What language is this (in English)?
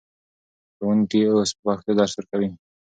Pashto